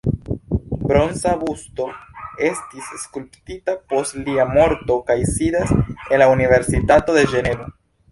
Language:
Esperanto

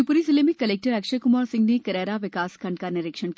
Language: Hindi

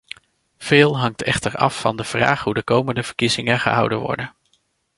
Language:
Dutch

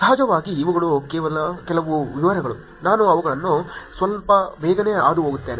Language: Kannada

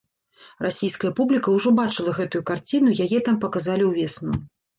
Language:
Belarusian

